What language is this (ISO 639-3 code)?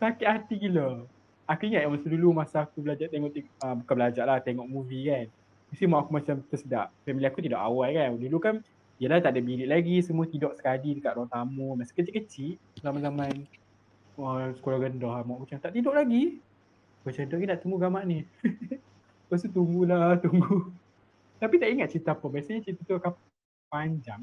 msa